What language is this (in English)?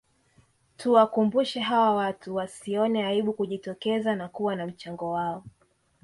Swahili